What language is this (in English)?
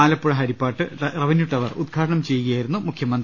Malayalam